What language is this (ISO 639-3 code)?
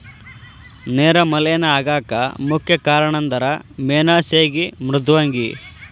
kan